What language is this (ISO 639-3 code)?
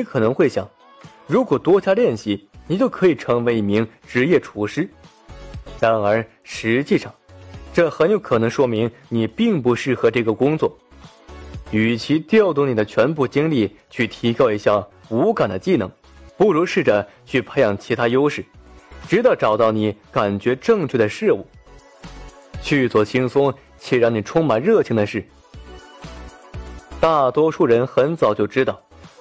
zho